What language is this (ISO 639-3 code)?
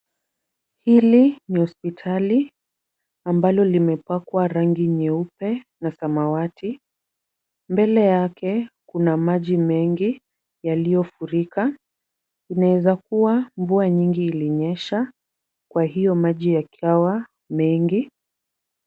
swa